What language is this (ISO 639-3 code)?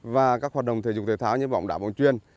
vie